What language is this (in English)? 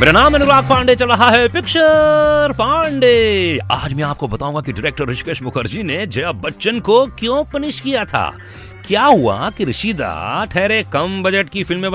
Hindi